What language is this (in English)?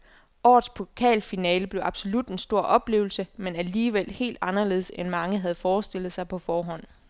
Danish